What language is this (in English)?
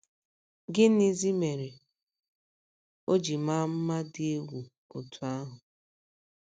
Igbo